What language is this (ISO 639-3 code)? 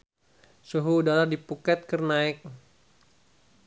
sun